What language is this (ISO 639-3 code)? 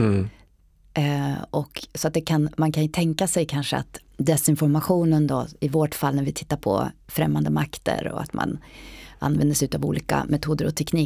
swe